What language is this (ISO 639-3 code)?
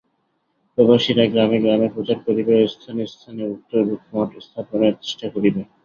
ben